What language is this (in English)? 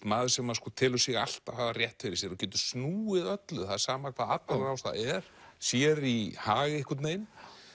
Icelandic